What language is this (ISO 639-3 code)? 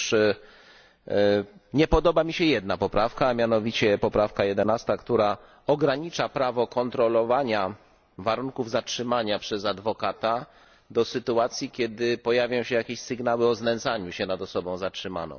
pol